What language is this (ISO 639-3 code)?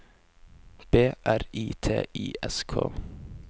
nor